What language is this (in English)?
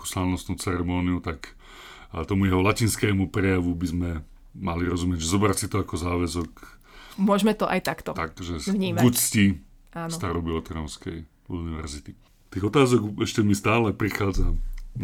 Slovak